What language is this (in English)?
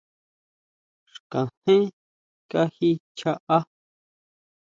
Huautla Mazatec